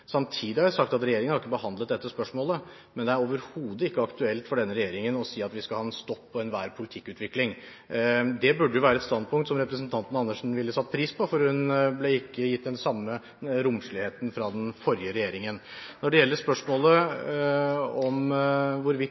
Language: Norwegian Bokmål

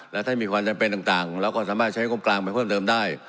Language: Thai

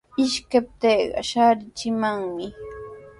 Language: Sihuas Ancash Quechua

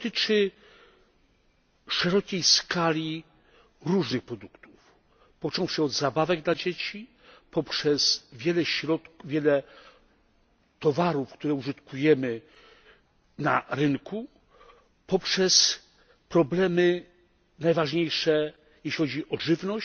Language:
Polish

